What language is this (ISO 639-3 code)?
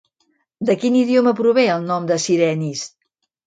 cat